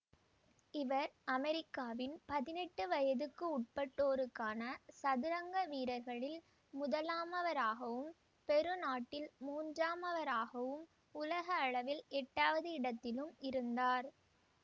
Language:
Tamil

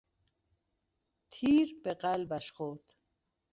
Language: Persian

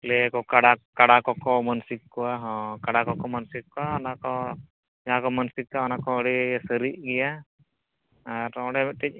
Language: Santali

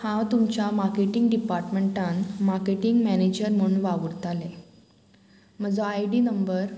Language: Konkani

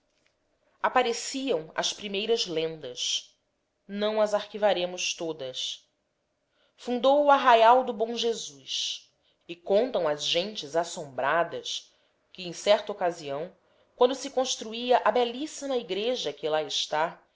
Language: Portuguese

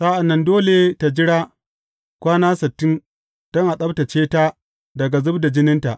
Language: Hausa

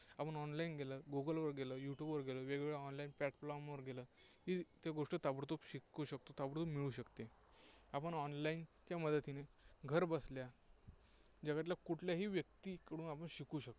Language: Marathi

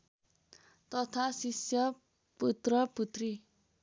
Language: Nepali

